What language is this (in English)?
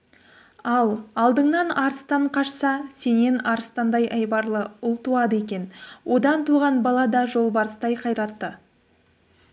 Kazakh